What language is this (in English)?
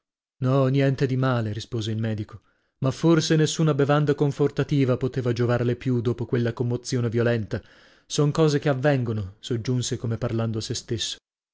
Italian